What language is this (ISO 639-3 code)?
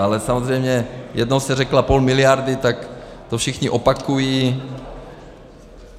ces